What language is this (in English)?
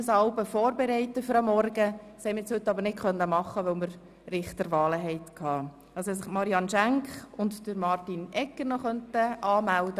Swiss German